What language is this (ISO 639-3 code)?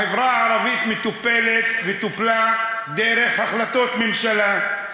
heb